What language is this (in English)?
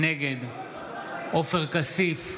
Hebrew